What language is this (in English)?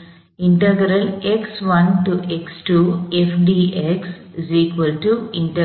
Tamil